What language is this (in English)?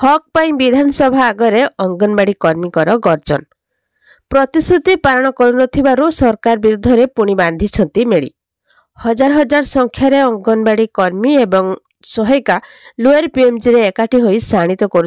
Hindi